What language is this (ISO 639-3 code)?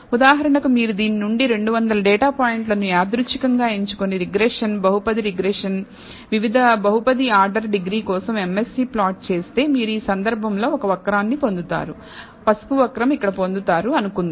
tel